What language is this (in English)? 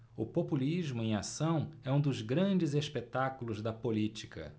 Portuguese